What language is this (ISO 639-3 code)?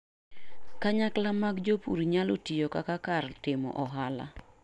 luo